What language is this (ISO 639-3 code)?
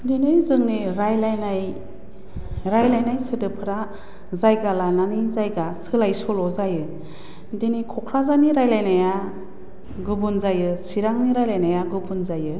brx